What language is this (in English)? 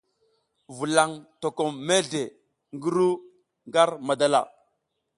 South Giziga